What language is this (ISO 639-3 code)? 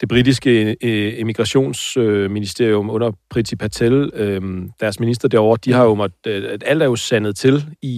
dan